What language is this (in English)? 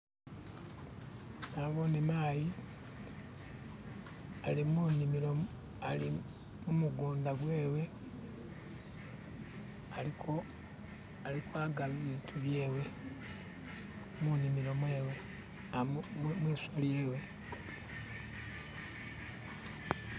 Masaaba